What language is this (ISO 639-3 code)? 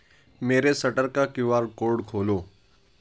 urd